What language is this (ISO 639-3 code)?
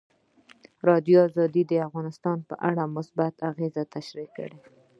pus